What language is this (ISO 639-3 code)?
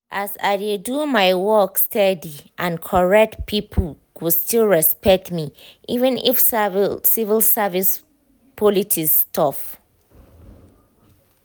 pcm